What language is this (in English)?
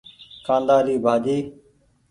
Goaria